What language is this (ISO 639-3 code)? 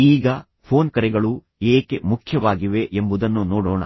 kan